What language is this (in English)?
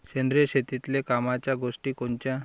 Marathi